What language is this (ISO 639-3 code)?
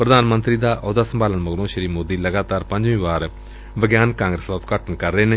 pan